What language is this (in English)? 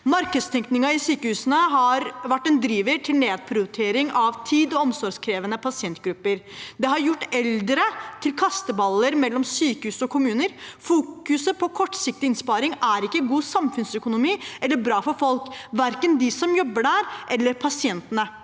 Norwegian